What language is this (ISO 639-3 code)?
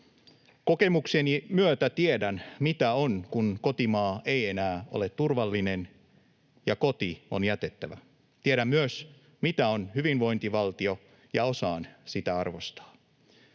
fin